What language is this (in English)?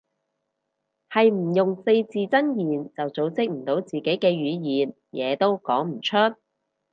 Cantonese